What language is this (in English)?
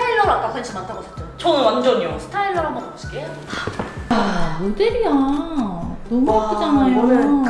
Korean